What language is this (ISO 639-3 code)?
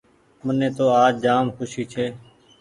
gig